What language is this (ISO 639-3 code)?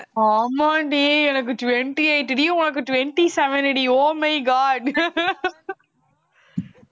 tam